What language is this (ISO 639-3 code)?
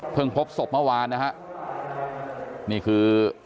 tha